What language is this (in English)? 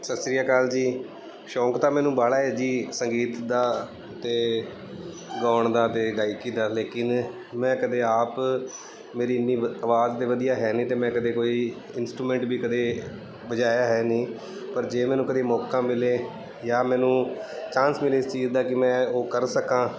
Punjabi